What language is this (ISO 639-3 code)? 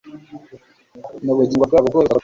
kin